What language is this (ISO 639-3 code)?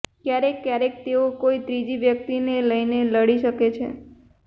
guj